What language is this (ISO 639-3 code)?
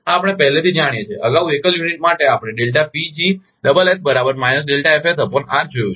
guj